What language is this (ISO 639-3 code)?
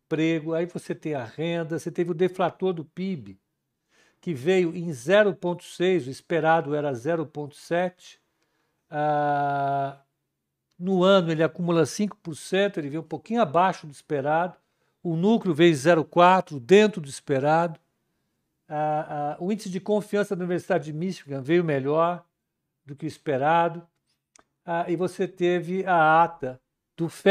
por